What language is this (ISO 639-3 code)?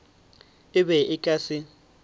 nso